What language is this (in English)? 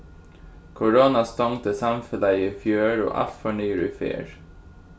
Faroese